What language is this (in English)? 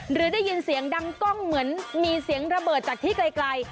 Thai